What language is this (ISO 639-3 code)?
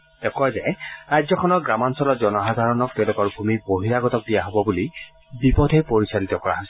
asm